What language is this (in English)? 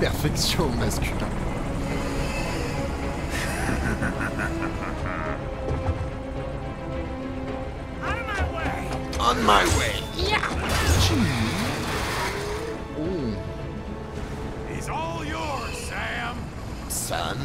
French